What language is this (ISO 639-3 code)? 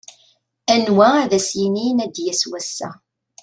kab